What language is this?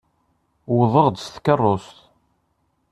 Kabyle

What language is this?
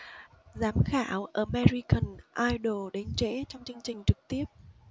Vietnamese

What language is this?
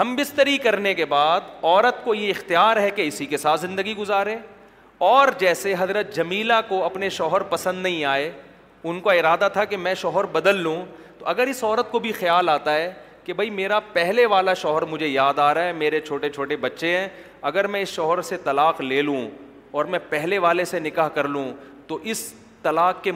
Urdu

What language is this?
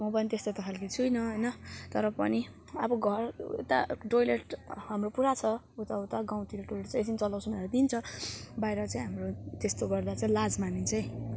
Nepali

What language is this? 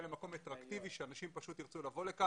Hebrew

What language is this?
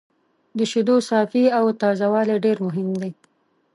Pashto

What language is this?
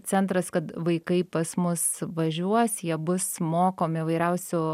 Lithuanian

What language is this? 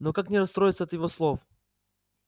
Russian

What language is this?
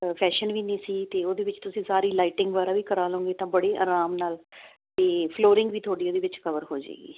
Punjabi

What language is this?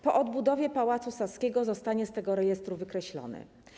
Polish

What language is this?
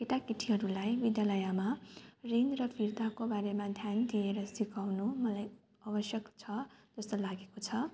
Nepali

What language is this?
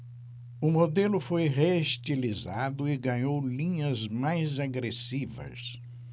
Portuguese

